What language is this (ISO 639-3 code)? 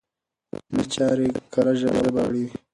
pus